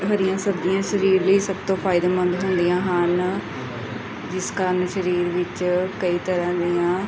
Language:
Punjabi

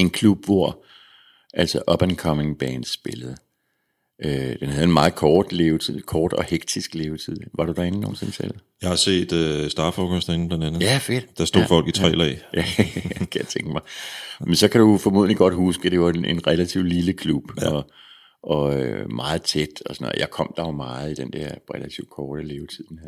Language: Danish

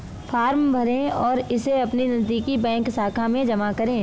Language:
Hindi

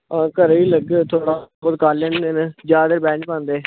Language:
Punjabi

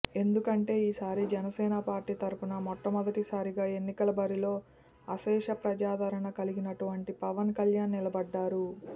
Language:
Telugu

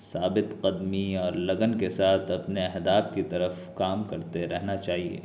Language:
Urdu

